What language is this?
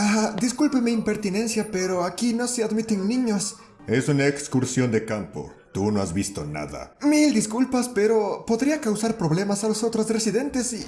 Spanish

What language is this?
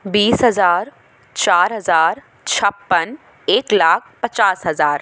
Hindi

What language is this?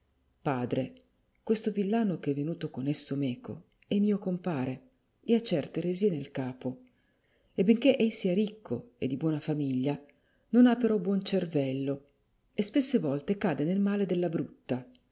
Italian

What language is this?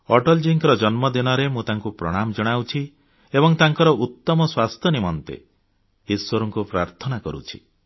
Odia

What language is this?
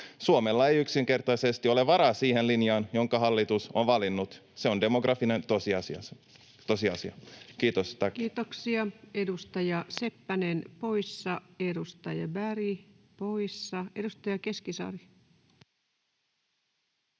Finnish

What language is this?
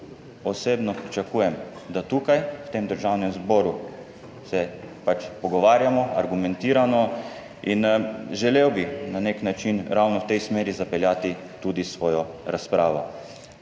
Slovenian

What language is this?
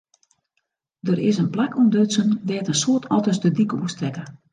Western Frisian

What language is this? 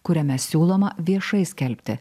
Lithuanian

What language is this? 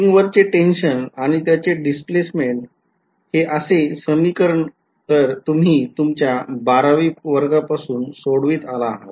Marathi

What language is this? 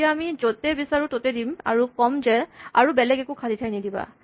Assamese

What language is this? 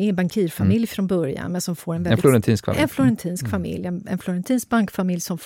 Swedish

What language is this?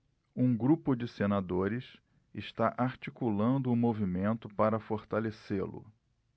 Portuguese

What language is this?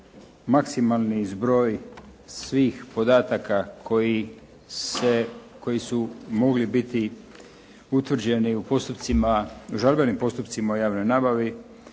Croatian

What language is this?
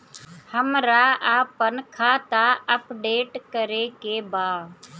Bhojpuri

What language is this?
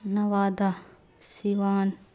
Urdu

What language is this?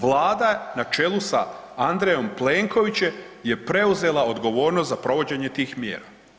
Croatian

